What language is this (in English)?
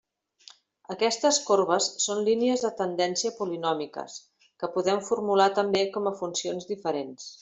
Catalan